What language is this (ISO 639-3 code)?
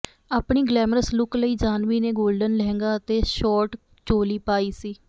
pan